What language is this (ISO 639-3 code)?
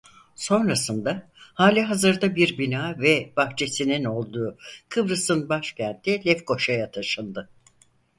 tur